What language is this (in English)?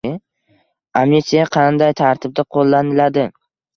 Uzbek